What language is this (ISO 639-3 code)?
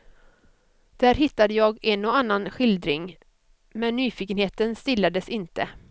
swe